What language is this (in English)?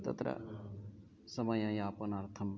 Sanskrit